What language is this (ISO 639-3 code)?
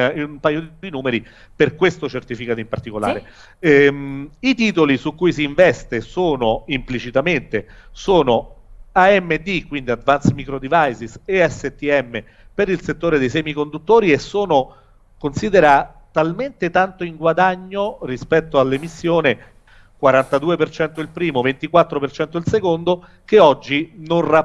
ita